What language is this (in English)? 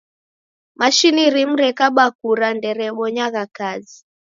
Taita